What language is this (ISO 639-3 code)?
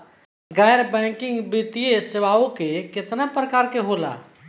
bho